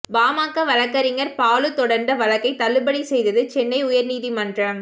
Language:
Tamil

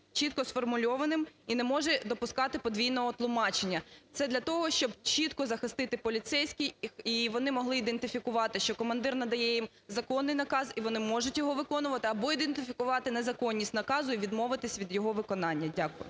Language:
Ukrainian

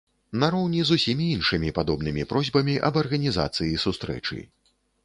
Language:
Belarusian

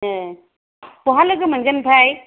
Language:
Bodo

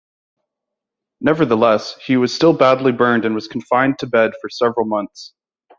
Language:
English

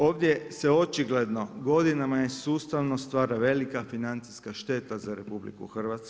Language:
Croatian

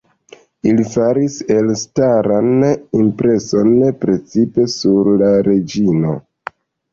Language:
Esperanto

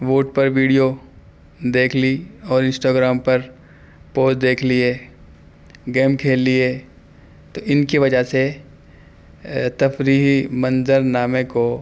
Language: Urdu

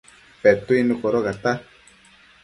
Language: Matsés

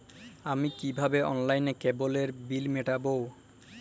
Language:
Bangla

